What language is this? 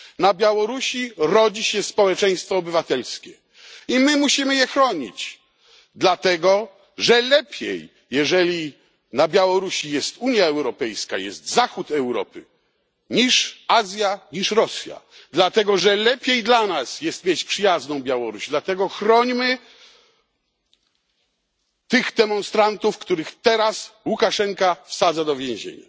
Polish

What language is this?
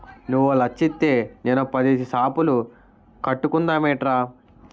Telugu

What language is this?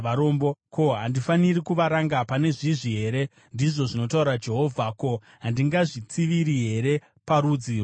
Shona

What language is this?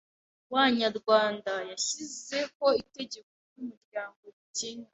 Kinyarwanda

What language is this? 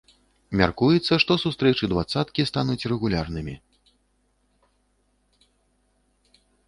Belarusian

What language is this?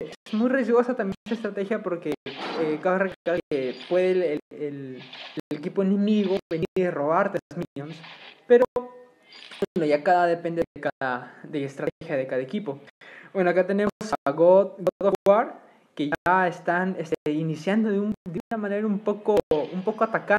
Spanish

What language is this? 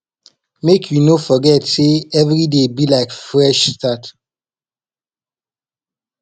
Nigerian Pidgin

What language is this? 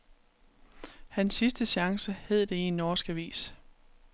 Danish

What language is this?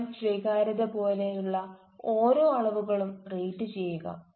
Malayalam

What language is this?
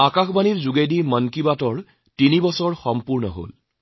Assamese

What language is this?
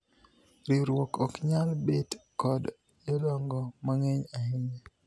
Luo (Kenya and Tanzania)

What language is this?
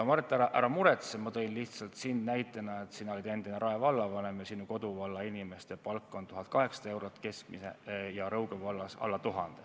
Estonian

